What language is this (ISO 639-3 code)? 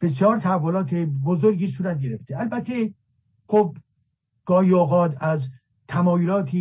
fas